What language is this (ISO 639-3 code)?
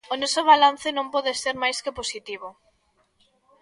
glg